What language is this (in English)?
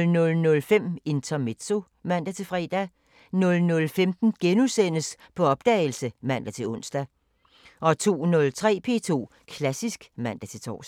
Danish